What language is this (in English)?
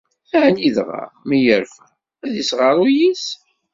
Kabyle